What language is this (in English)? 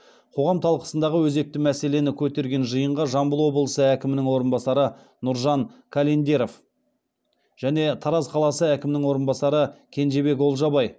Kazakh